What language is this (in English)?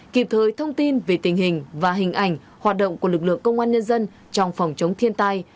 Vietnamese